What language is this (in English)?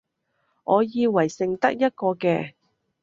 Cantonese